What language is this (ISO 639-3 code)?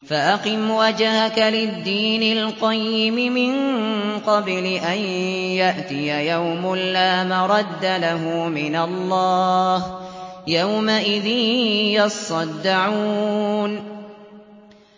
ara